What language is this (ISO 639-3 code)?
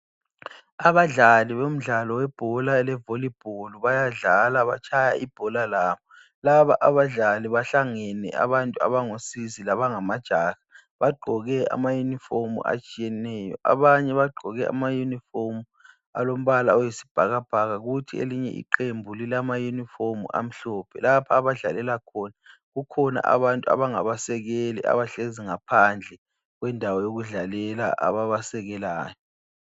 nde